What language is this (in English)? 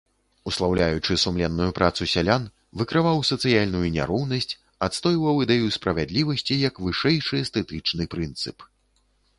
Belarusian